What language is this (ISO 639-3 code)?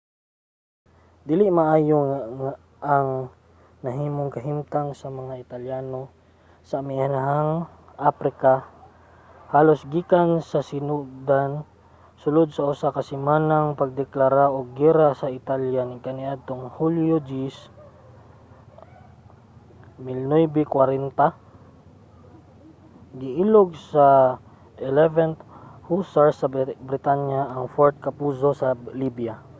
ceb